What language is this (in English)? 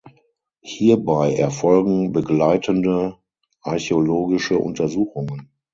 German